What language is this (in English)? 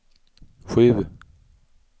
Swedish